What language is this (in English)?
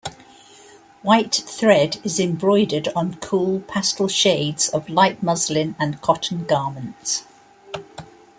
English